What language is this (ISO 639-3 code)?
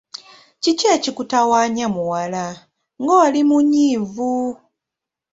lug